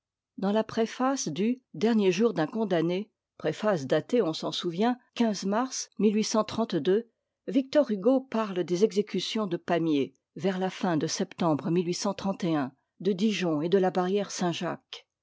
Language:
French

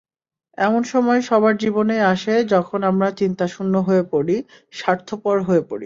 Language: Bangla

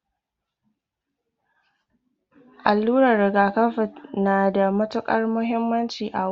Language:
Hausa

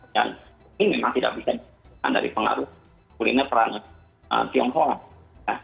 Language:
Indonesian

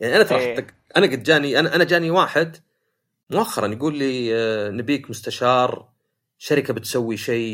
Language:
Arabic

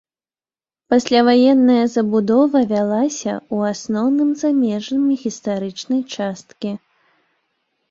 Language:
Belarusian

